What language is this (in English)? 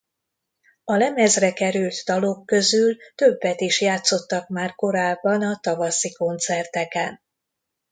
Hungarian